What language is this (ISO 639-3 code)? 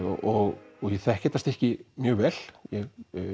isl